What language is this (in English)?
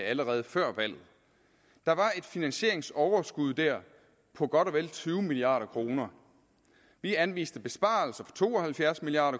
Danish